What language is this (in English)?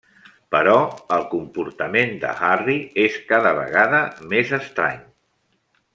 Catalan